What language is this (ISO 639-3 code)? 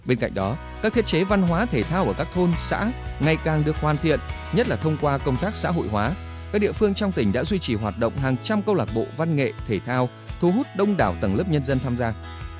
vie